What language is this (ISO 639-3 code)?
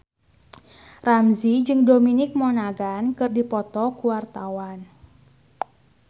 sun